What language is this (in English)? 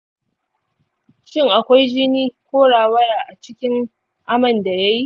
Hausa